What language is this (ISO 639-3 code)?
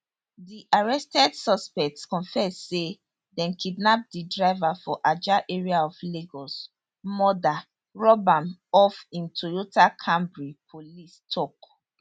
pcm